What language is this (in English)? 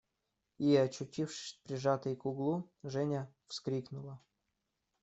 Russian